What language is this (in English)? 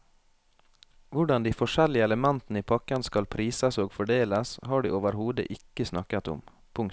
Norwegian